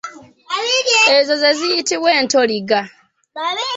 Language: Ganda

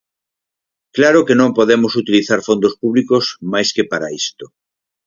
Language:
Galician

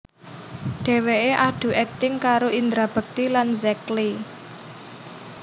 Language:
Javanese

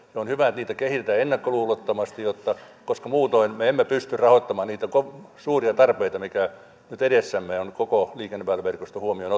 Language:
Finnish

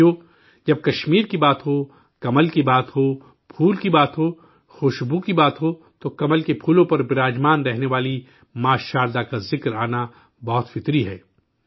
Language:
Urdu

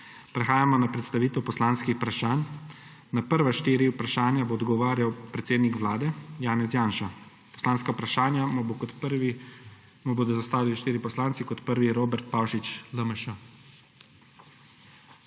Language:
Slovenian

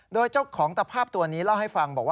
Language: Thai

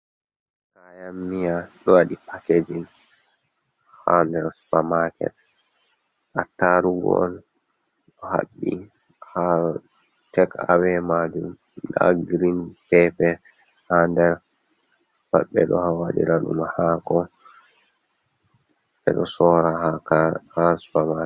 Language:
Fula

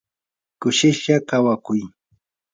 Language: Yanahuanca Pasco Quechua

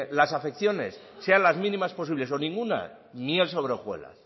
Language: Spanish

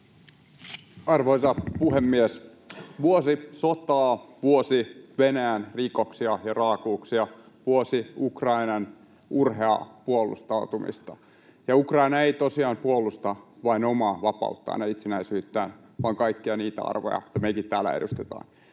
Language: Finnish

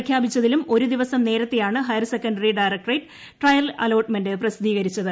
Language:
Malayalam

